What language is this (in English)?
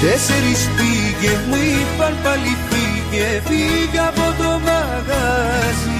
Greek